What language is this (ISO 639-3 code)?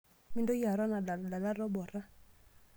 mas